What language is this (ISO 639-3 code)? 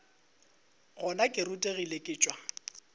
nso